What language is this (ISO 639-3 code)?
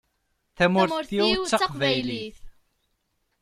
kab